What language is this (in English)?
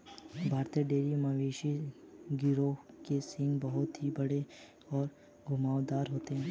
Hindi